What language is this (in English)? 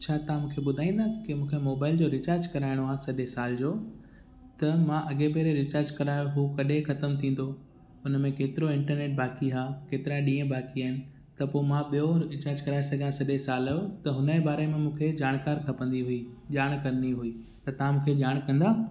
Sindhi